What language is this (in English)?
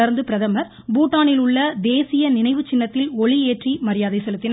Tamil